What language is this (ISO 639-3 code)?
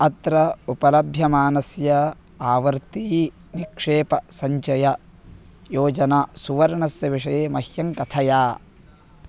san